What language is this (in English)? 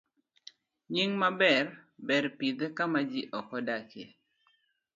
Luo (Kenya and Tanzania)